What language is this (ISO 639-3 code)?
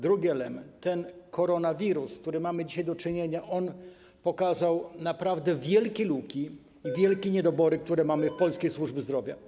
pol